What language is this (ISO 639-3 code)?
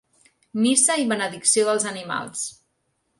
cat